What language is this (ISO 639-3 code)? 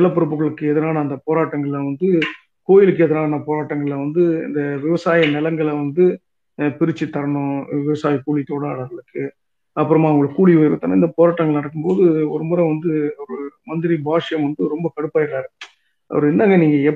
tam